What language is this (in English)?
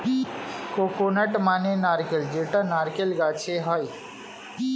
Bangla